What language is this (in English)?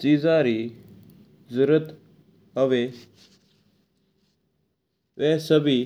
Mewari